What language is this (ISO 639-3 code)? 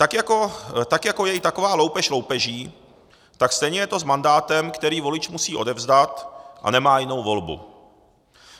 ces